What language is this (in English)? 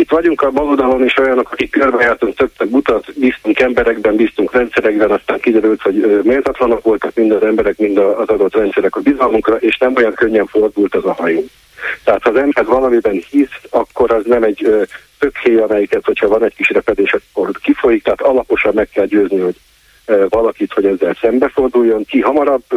Hungarian